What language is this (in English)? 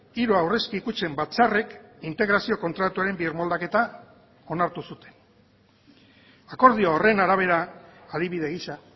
Basque